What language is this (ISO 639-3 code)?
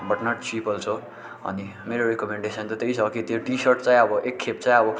nep